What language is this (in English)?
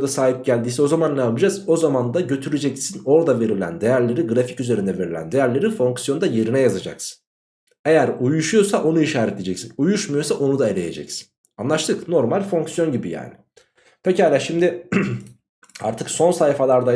Turkish